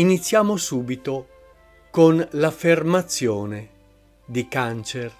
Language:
Italian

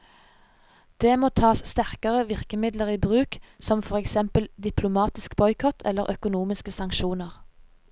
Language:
Norwegian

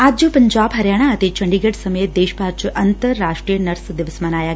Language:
Punjabi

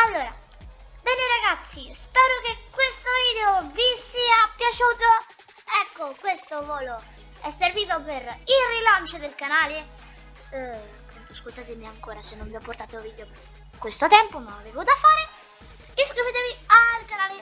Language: Italian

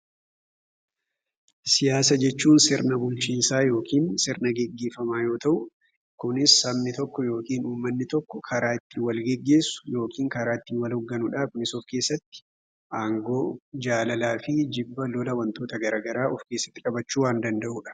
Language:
Oromo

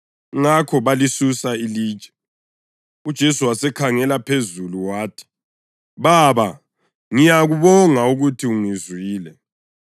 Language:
North Ndebele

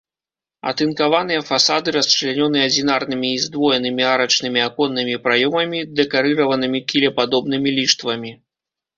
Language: Belarusian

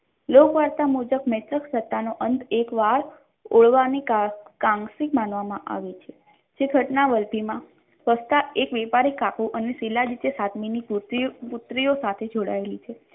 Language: Gujarati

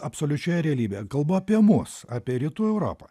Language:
Lithuanian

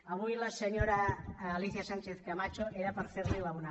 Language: Catalan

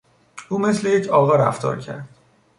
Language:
Persian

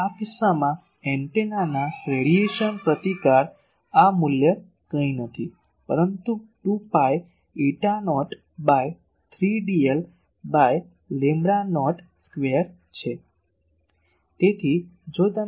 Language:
Gujarati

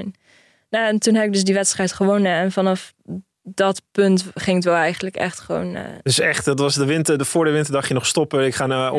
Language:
Dutch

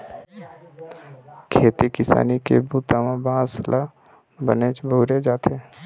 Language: Chhattisgarhi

